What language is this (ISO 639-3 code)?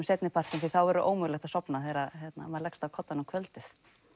isl